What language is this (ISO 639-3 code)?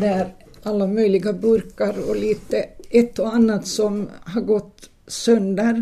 swe